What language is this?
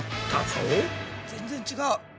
Japanese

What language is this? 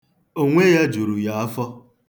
Igbo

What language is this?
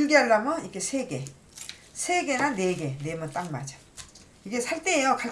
Korean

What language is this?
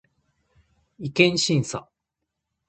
Japanese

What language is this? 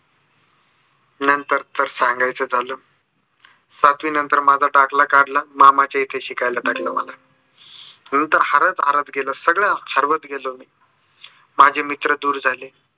Marathi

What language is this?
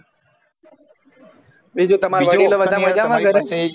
Gujarati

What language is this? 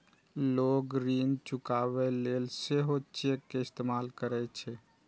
Maithili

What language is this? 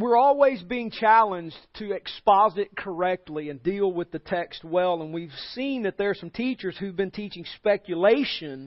English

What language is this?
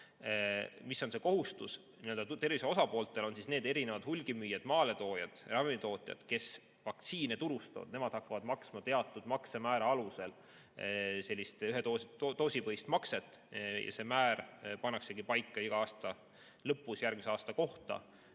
Estonian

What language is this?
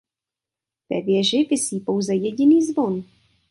Czech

